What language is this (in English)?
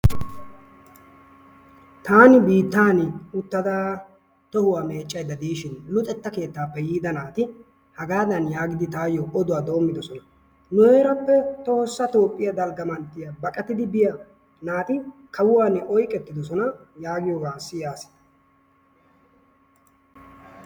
Wolaytta